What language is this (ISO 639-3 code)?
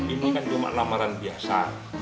ind